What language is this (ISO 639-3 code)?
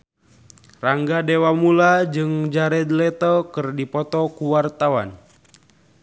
sun